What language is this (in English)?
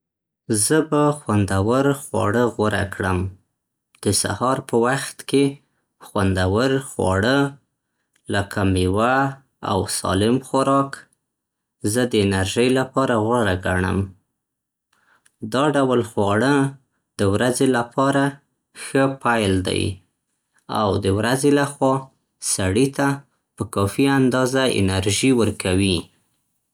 Central Pashto